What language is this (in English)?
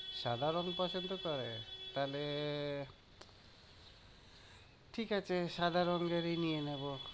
Bangla